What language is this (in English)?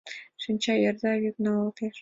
Mari